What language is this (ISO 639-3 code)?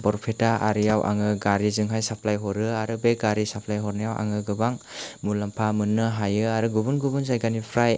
brx